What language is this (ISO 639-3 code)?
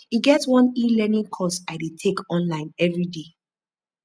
pcm